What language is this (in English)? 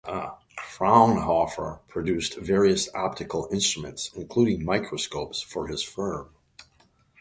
English